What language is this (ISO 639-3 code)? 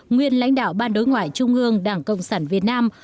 vie